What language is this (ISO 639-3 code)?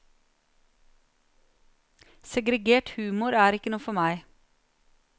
nor